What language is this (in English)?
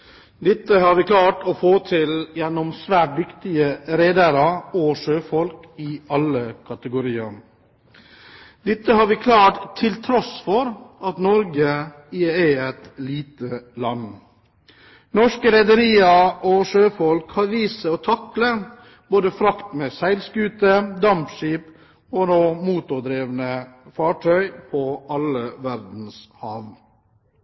Norwegian Bokmål